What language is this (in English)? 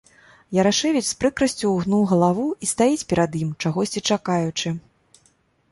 Belarusian